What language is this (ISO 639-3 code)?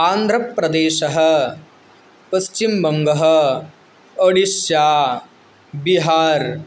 san